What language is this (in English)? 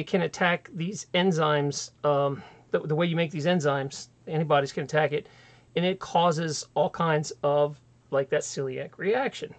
English